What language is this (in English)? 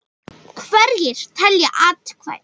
Icelandic